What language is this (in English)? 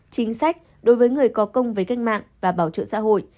Vietnamese